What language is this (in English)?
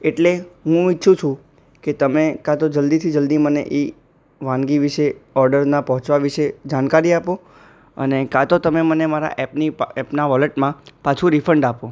Gujarati